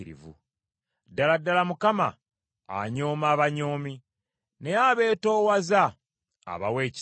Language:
Ganda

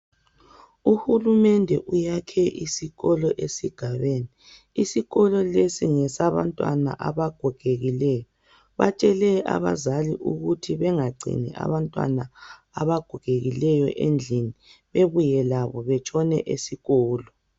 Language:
North Ndebele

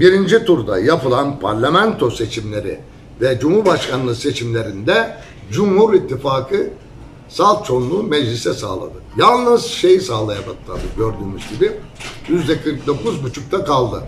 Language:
Turkish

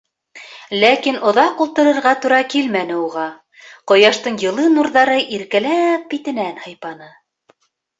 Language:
Bashkir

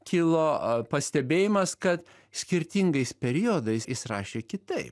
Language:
Lithuanian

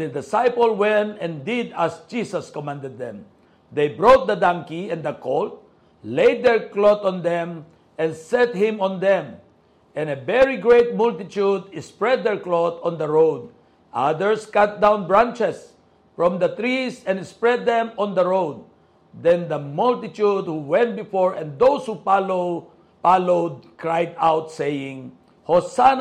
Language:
Filipino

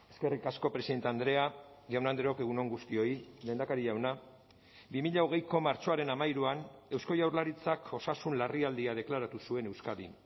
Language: Basque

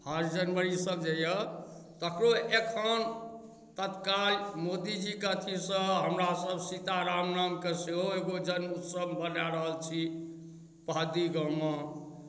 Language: Maithili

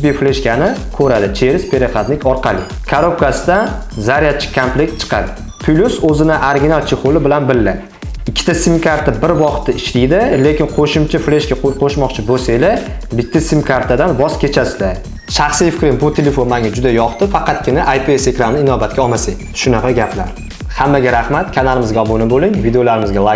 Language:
Uzbek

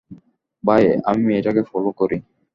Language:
Bangla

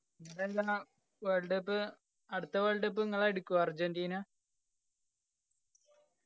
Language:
Malayalam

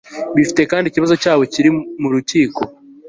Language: Kinyarwanda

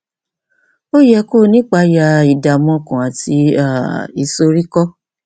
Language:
Yoruba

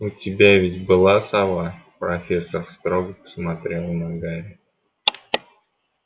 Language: Russian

